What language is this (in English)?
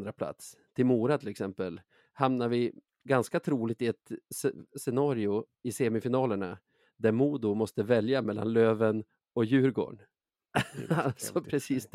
Swedish